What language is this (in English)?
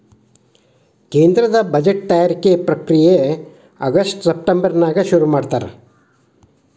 Kannada